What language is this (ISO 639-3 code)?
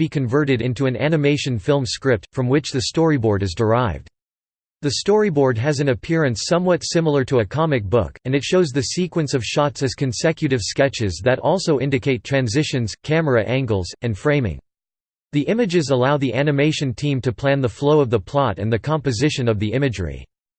eng